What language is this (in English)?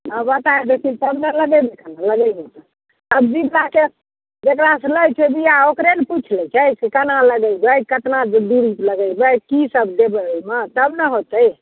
Maithili